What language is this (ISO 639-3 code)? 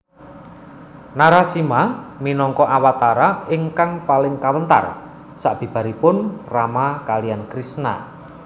jav